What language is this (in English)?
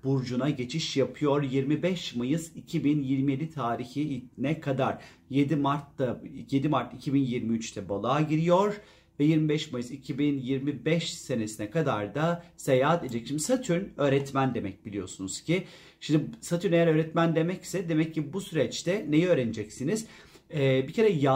Turkish